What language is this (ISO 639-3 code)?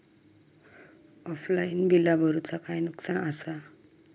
mar